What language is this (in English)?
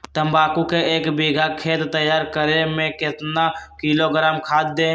Magahi